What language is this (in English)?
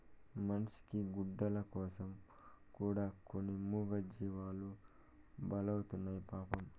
Telugu